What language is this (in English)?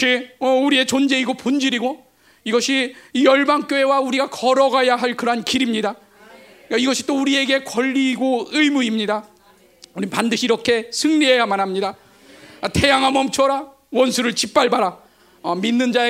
Korean